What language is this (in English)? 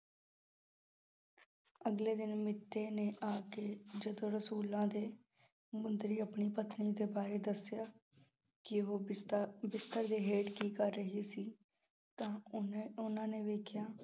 Punjabi